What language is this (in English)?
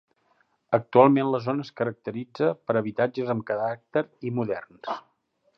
Catalan